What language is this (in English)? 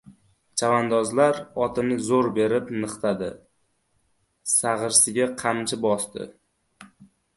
Uzbek